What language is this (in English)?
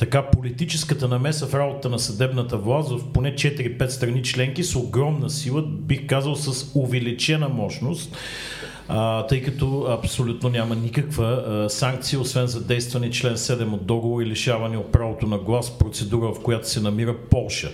Bulgarian